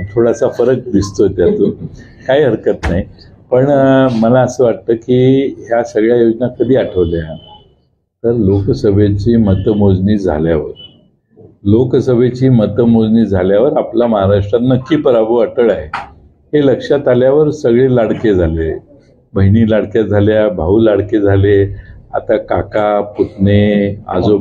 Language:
Marathi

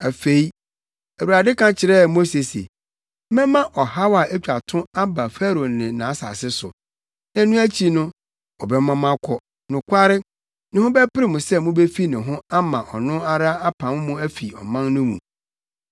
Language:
Akan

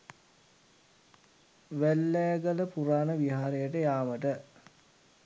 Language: Sinhala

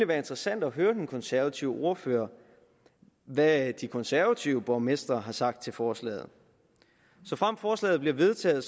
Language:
Danish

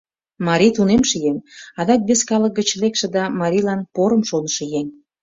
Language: Mari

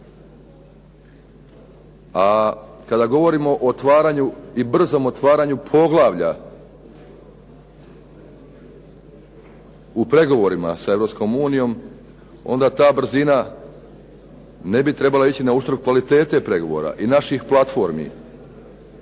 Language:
Croatian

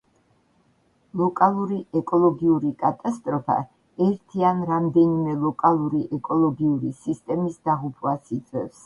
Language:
Georgian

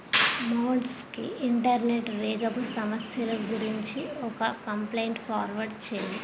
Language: Telugu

